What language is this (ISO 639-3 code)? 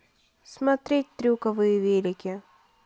rus